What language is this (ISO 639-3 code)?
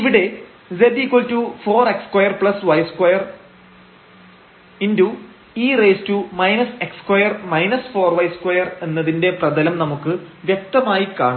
mal